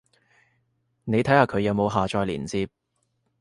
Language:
Cantonese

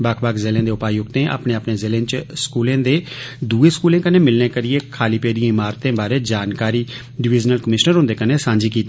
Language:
Dogri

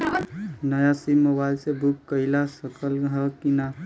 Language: Bhojpuri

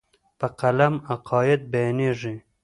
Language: Pashto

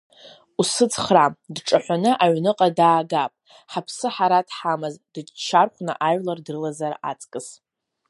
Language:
Abkhazian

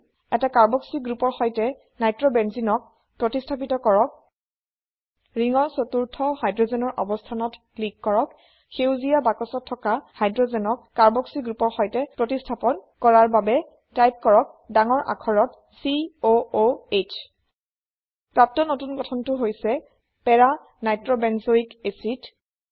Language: Assamese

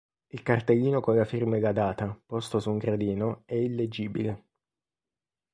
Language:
Italian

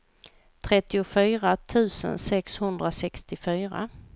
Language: Swedish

